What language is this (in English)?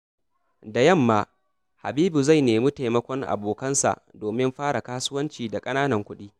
Hausa